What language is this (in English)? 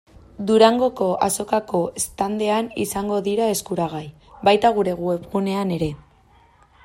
Basque